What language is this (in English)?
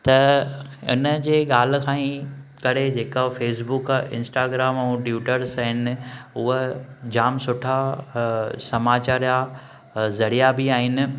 Sindhi